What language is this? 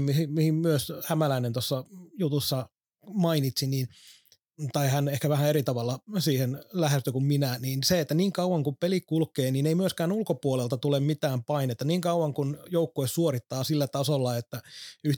Finnish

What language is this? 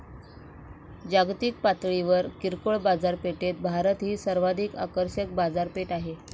Marathi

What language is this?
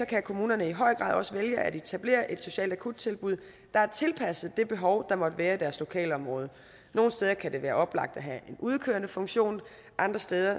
Danish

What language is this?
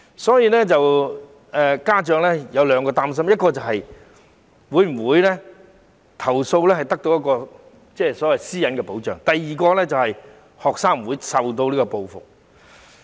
Cantonese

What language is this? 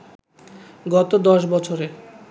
Bangla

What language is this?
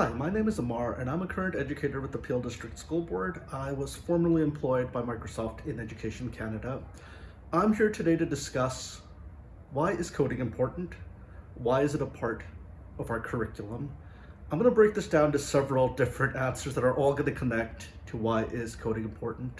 English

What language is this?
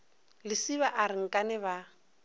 Northern Sotho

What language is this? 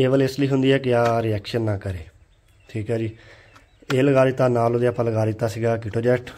Punjabi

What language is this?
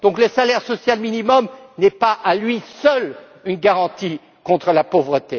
French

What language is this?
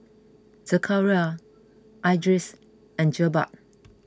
English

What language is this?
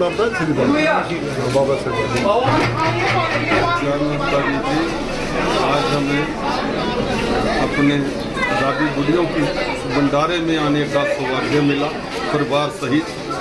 Hindi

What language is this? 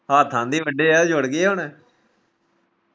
Punjabi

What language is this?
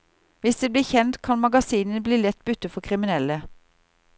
Norwegian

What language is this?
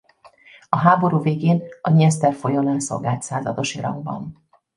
Hungarian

